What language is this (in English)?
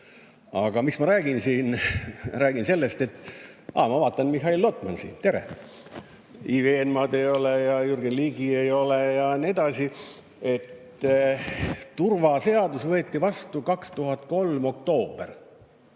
Estonian